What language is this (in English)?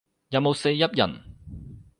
Cantonese